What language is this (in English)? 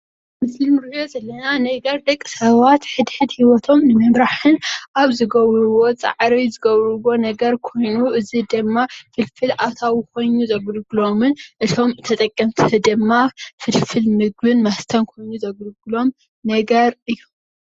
Tigrinya